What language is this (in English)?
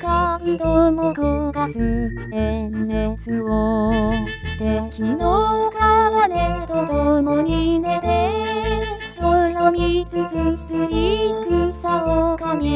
Japanese